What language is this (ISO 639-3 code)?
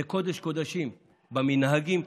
heb